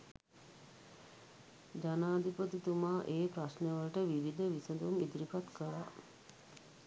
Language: Sinhala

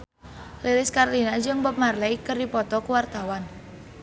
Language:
Sundanese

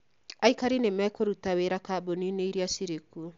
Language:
Kikuyu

